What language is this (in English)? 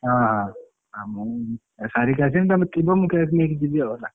Odia